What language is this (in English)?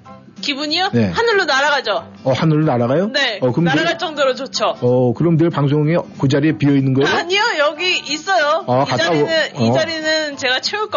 Korean